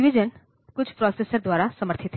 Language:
Hindi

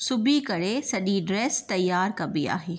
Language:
Sindhi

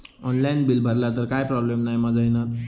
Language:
Marathi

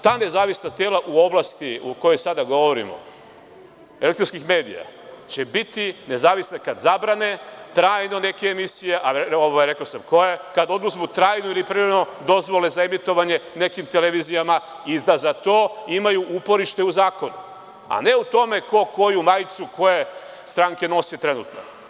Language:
Serbian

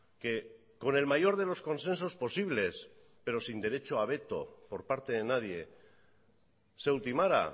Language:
Spanish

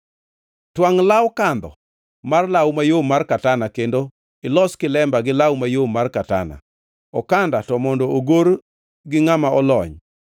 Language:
Luo (Kenya and Tanzania)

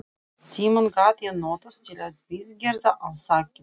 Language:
Icelandic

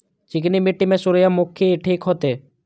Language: Maithili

